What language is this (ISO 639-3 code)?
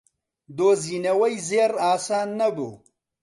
ckb